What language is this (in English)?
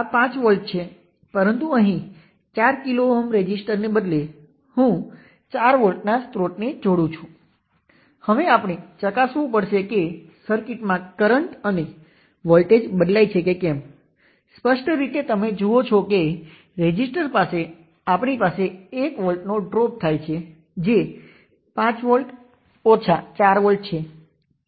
Gujarati